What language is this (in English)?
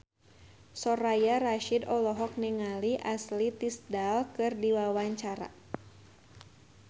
Sundanese